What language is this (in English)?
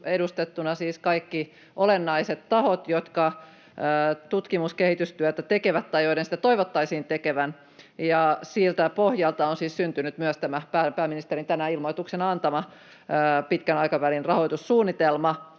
Finnish